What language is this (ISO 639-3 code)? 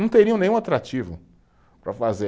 por